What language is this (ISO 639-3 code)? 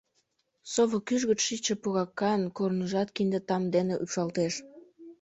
chm